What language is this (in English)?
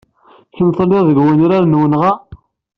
Kabyle